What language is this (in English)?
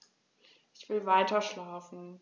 German